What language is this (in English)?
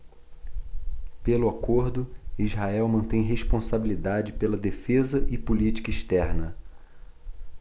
Portuguese